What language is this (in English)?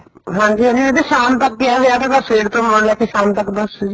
Punjabi